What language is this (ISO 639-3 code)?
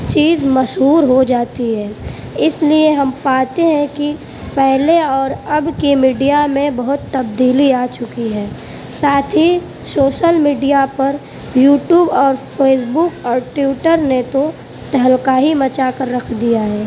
urd